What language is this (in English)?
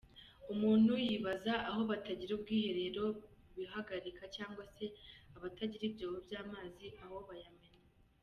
Kinyarwanda